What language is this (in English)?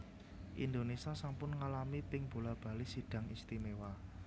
Javanese